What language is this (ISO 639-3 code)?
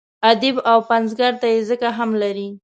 pus